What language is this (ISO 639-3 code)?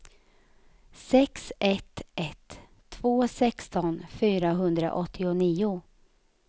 swe